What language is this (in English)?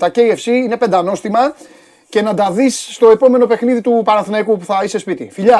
Greek